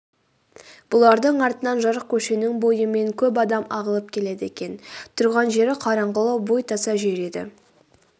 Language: Kazakh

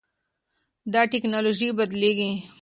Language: Pashto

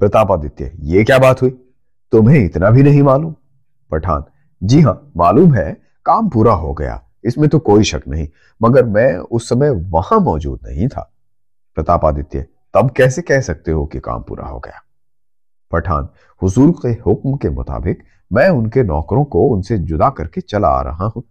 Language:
Hindi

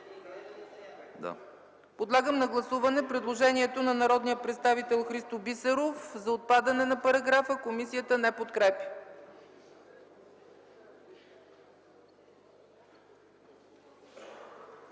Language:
Bulgarian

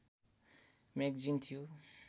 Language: Nepali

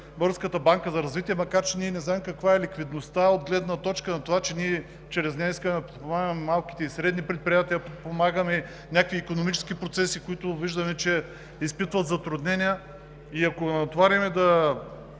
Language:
Bulgarian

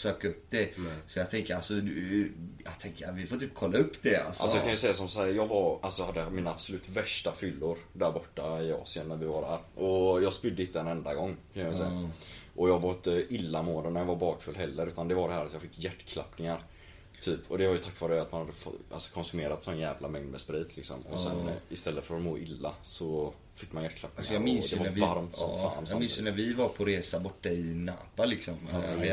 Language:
Swedish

